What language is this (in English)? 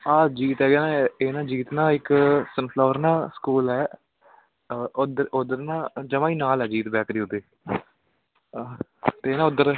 Punjabi